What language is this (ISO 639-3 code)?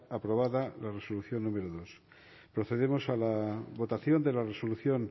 spa